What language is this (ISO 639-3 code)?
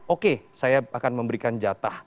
ind